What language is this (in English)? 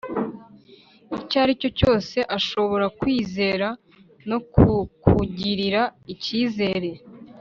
Kinyarwanda